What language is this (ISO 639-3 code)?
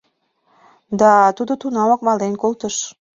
chm